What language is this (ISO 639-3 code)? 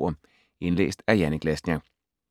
dan